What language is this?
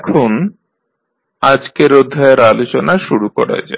Bangla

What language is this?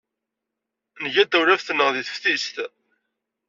Kabyle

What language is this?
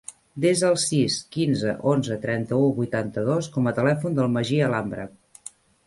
Catalan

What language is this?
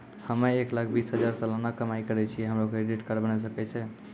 Maithili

